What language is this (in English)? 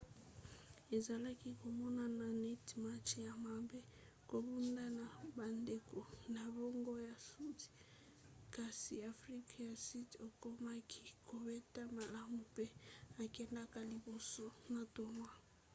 Lingala